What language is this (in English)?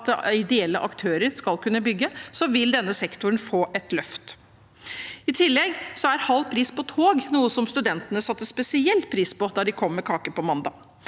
Norwegian